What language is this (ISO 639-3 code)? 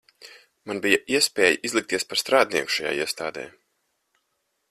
lav